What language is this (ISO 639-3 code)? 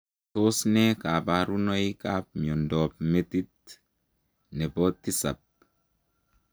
kln